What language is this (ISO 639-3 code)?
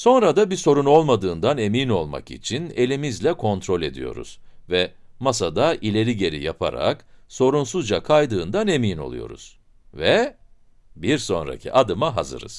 tur